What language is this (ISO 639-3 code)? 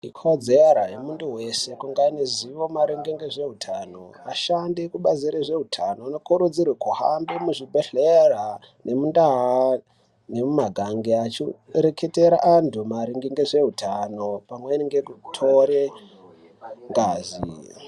ndc